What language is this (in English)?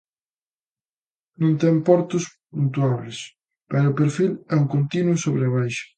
Galician